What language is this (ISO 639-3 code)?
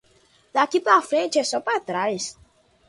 por